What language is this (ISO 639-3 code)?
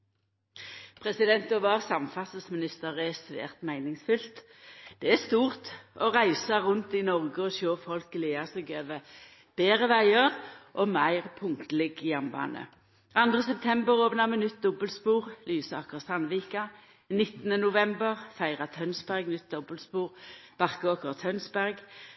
nor